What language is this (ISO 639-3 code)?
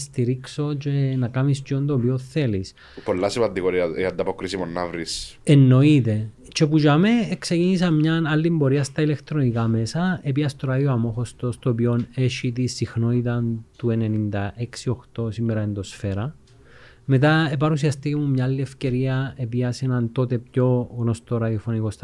ell